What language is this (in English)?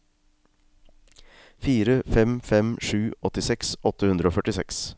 Norwegian